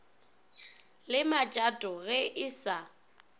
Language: Northern Sotho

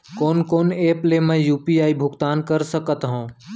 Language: Chhattisgarhi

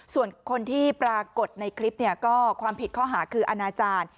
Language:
Thai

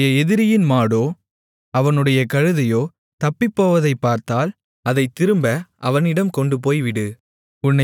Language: Tamil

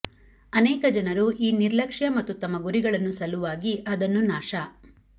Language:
Kannada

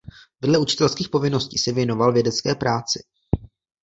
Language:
Czech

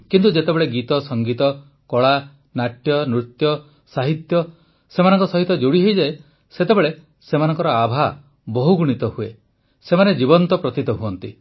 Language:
Odia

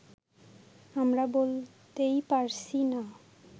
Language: Bangla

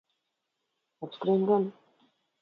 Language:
Latvian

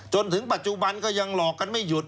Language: Thai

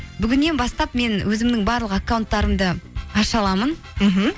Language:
Kazakh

